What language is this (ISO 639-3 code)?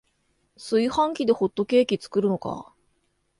jpn